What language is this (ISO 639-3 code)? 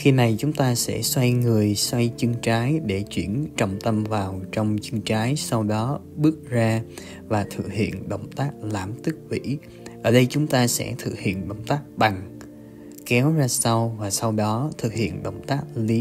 vie